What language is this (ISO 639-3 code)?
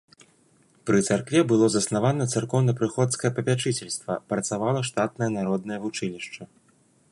bel